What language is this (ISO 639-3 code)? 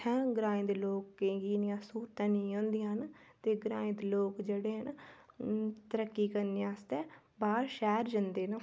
doi